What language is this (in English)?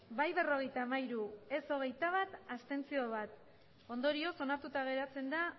Basque